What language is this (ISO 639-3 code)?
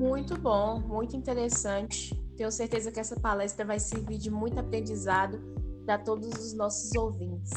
por